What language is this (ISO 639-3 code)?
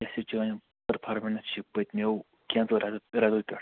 kas